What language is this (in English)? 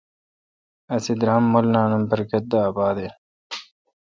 Kalkoti